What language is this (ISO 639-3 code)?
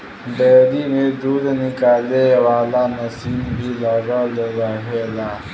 bho